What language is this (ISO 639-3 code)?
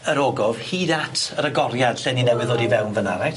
cym